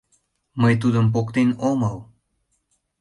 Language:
Mari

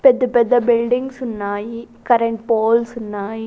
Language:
Telugu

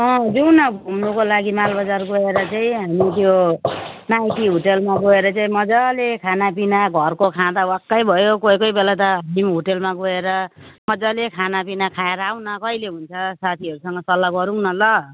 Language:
Nepali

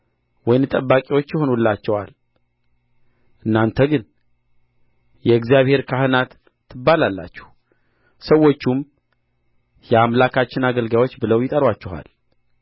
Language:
Amharic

